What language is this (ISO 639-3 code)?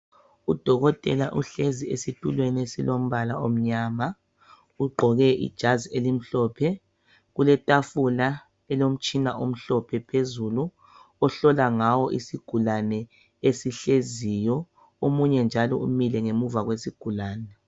nde